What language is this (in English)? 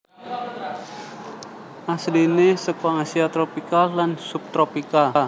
Javanese